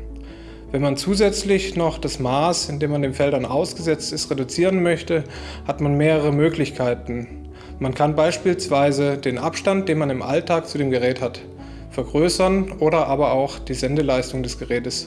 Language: German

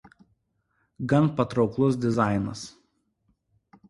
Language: Lithuanian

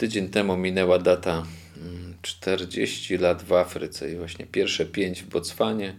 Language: Polish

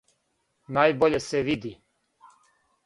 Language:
Serbian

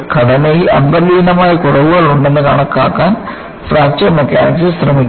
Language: Malayalam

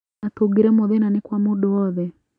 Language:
Kikuyu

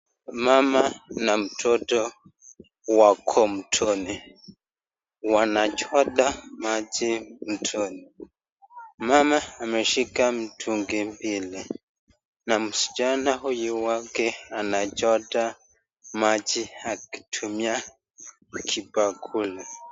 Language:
Swahili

